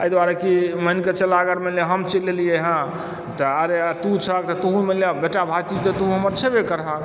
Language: Maithili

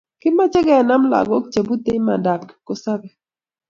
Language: Kalenjin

